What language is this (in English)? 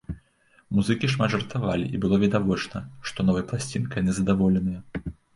Belarusian